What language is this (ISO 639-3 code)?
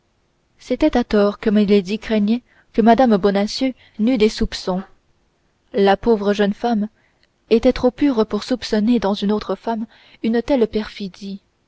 fra